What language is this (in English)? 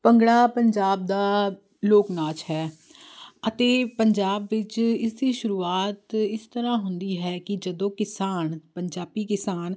Punjabi